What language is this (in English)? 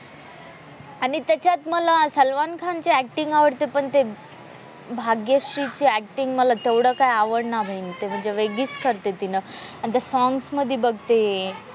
Marathi